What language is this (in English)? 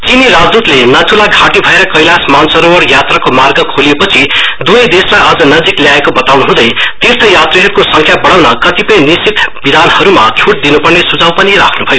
Nepali